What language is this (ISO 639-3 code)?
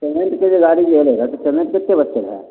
mai